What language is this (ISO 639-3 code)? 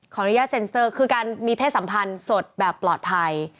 tha